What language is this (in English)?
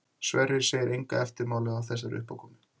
Icelandic